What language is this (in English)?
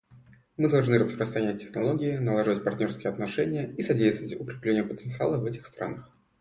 Russian